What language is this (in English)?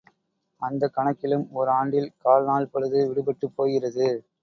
Tamil